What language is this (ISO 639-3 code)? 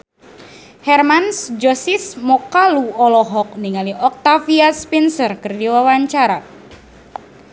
sun